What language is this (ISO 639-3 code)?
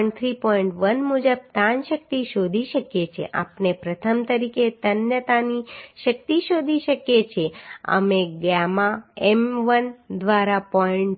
guj